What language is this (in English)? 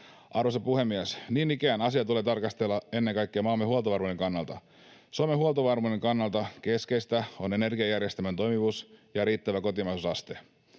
Finnish